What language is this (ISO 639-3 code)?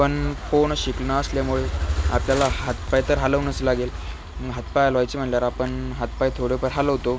mar